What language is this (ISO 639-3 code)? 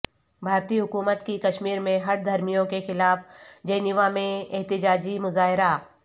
urd